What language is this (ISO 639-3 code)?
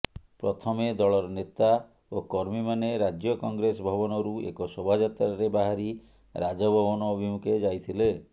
ori